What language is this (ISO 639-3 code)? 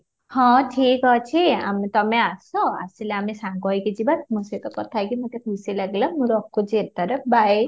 ori